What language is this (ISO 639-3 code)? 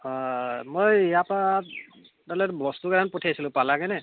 asm